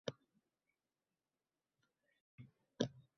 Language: Uzbek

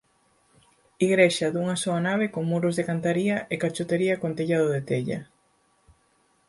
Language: Galician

